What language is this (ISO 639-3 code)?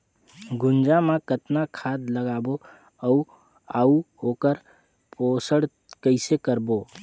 hne